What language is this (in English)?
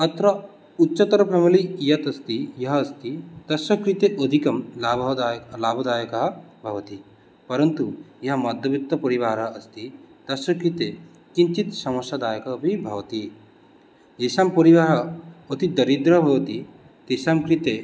Sanskrit